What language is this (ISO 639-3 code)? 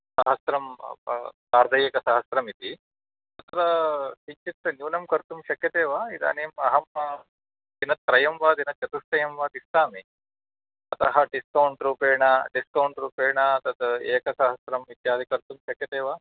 san